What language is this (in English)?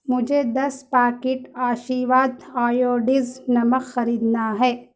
Urdu